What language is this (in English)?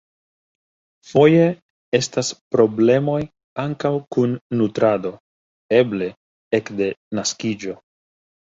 Esperanto